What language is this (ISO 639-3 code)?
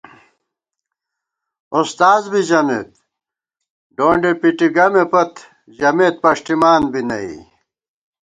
gwt